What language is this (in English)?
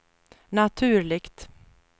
Swedish